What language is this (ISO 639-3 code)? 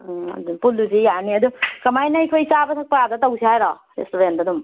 mni